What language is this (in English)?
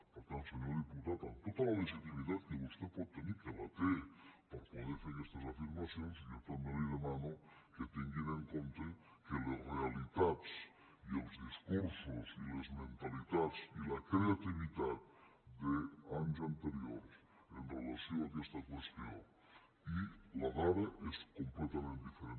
Catalan